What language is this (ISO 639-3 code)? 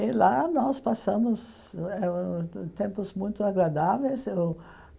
por